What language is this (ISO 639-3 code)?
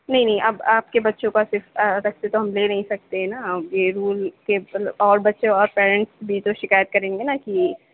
urd